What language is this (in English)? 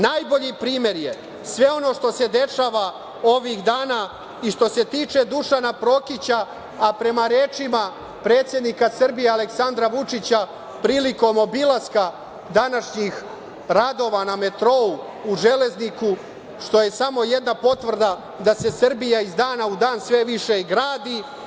Serbian